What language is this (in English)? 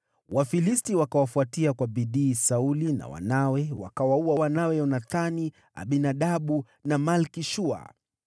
Swahili